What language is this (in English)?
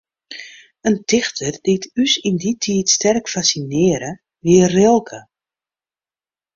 Western Frisian